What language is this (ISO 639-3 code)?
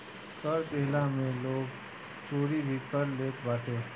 bho